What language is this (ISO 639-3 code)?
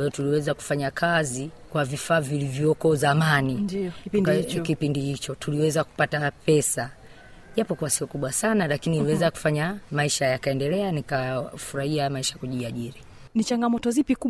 swa